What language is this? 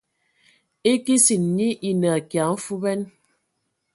Ewondo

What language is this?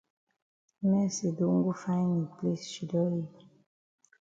Cameroon Pidgin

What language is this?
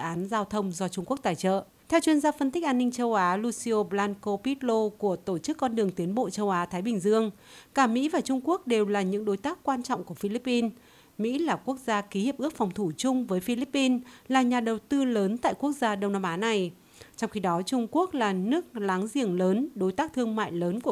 Vietnamese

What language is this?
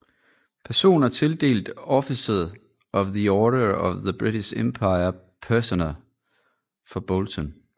Danish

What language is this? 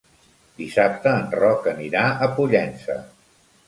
Catalan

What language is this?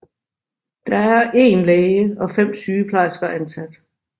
Danish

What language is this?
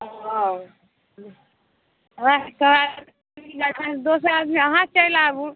Maithili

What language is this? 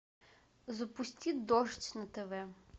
Russian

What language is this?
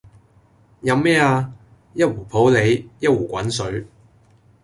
Cantonese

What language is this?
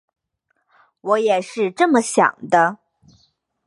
Chinese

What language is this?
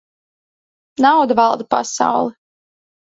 Latvian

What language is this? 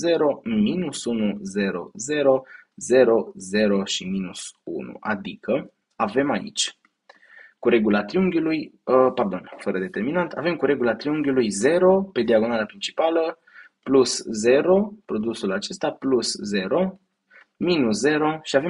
Romanian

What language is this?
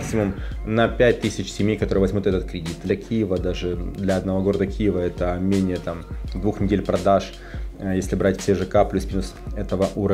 Russian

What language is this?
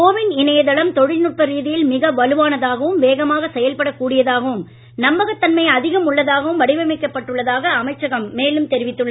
Tamil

